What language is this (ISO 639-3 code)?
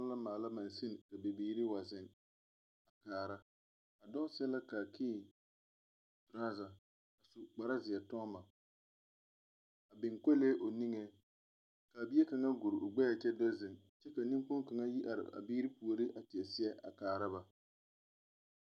dga